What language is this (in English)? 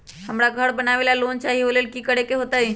Magahi